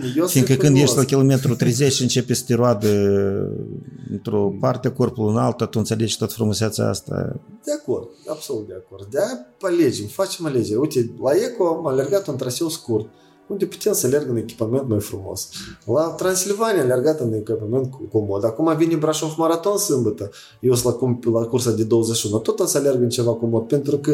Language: Romanian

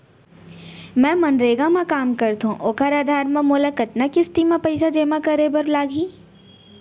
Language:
Chhattisgarhi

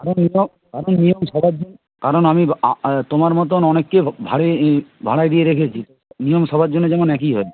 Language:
Bangla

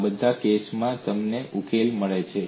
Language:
Gujarati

